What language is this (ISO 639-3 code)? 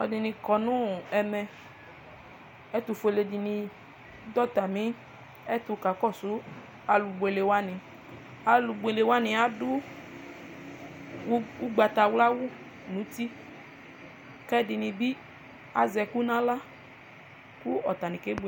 kpo